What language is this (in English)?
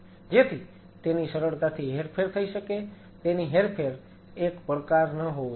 Gujarati